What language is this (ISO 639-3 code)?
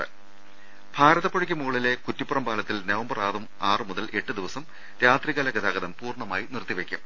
mal